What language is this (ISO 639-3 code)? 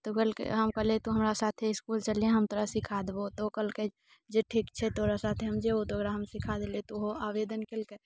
mai